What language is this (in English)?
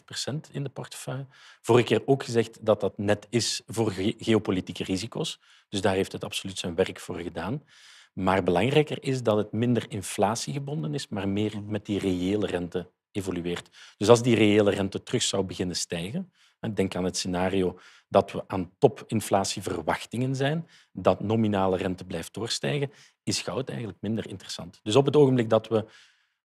Dutch